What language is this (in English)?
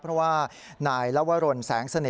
Thai